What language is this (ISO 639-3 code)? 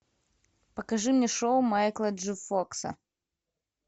rus